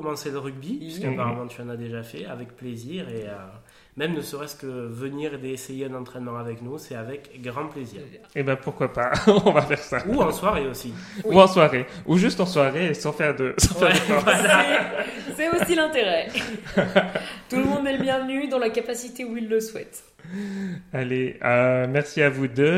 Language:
French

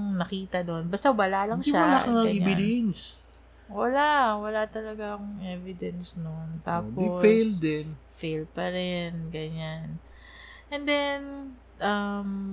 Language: Filipino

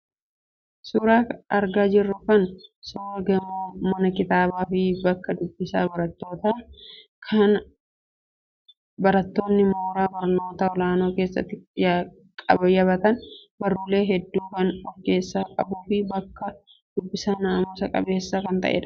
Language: Oromo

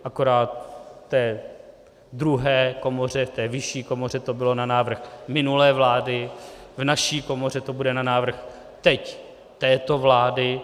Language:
Czech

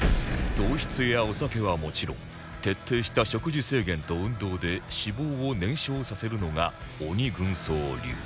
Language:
Japanese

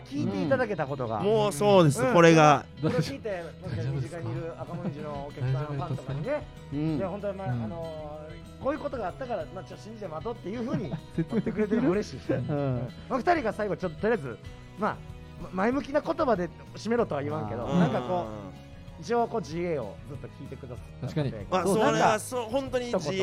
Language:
Japanese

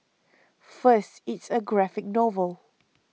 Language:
English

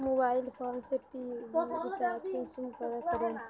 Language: Magahi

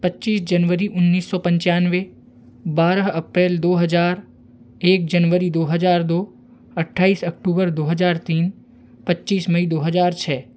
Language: Hindi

